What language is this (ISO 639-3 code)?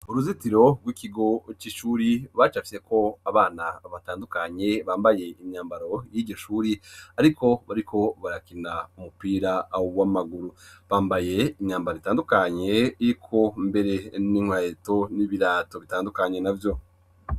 run